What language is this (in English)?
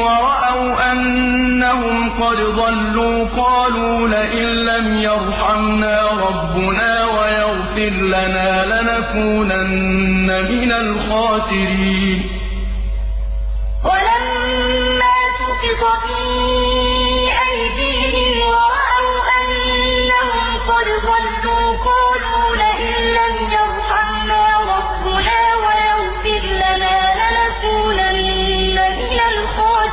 Arabic